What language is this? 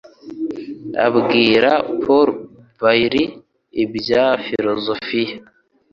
Kinyarwanda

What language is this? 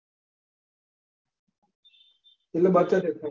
Gujarati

